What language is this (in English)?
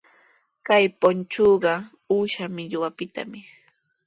Sihuas Ancash Quechua